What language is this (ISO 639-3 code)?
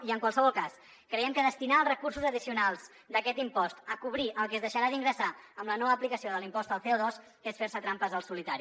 cat